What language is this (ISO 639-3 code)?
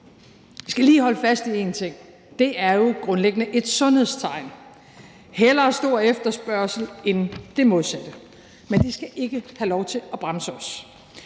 dan